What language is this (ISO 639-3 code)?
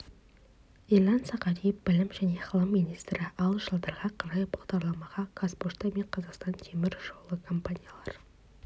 kaz